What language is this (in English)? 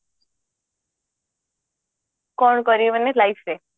Odia